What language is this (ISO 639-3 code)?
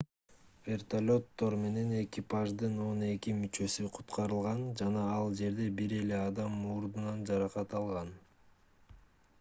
kir